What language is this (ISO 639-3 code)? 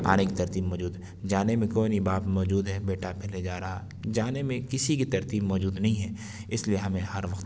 urd